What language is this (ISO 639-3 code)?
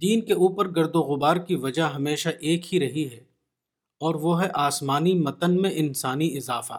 urd